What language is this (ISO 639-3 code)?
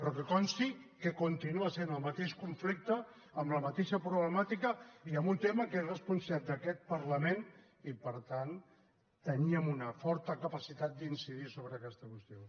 cat